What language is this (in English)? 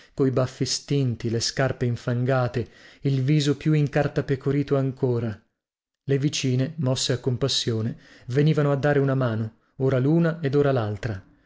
Italian